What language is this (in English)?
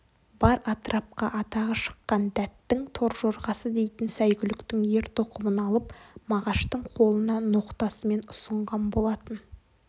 Kazakh